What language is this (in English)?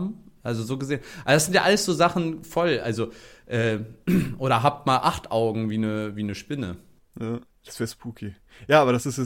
German